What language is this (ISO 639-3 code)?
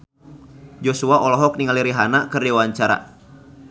sun